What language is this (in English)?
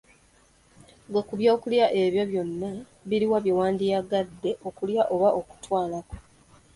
Ganda